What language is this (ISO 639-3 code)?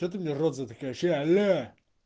rus